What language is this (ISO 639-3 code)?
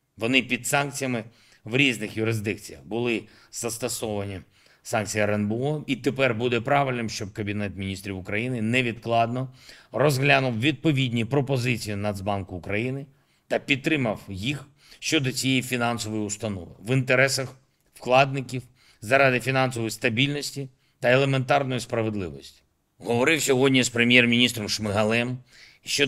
ukr